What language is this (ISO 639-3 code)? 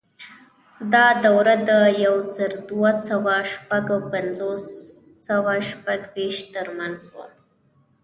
pus